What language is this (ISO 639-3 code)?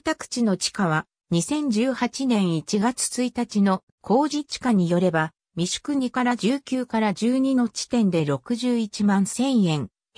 jpn